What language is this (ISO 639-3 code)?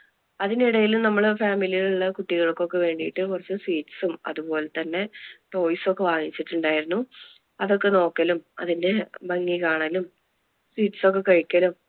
mal